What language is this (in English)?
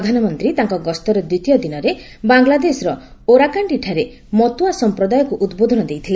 Odia